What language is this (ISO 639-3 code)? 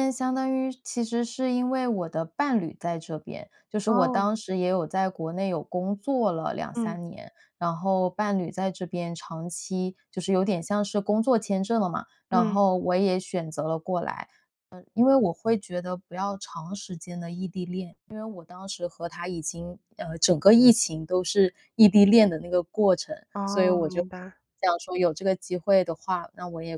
zho